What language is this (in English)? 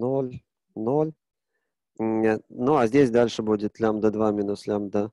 Russian